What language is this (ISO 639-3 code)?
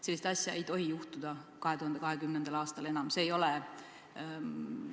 est